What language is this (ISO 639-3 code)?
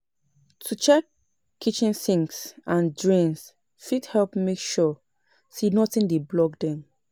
pcm